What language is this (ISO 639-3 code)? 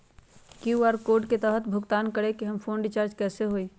mag